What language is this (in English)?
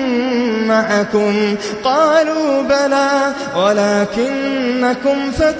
Arabic